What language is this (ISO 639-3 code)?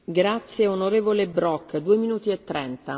deu